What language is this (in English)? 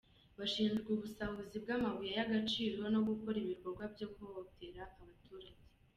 Kinyarwanda